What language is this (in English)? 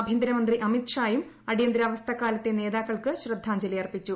Malayalam